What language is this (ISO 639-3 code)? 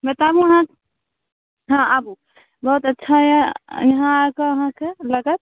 mai